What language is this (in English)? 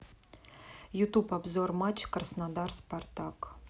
Russian